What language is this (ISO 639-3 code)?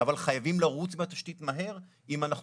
heb